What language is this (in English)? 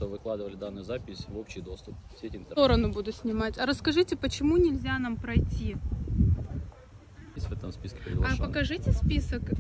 Russian